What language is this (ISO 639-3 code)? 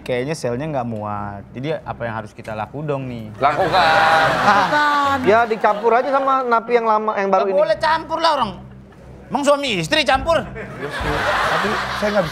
ind